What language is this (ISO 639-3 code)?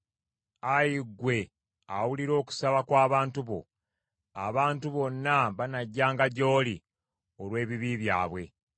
lug